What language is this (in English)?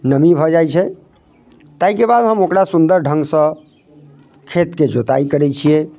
Maithili